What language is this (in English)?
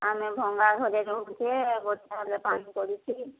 Odia